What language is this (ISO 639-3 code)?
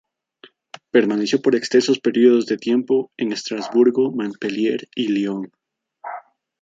spa